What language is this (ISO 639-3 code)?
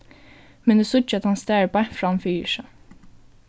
fao